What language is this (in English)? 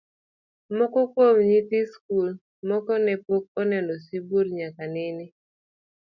Luo (Kenya and Tanzania)